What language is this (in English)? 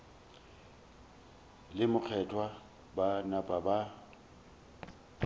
Northern Sotho